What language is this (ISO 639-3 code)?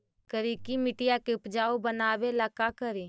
mag